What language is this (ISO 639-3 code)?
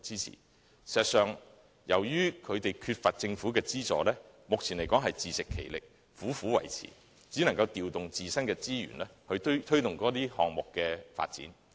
yue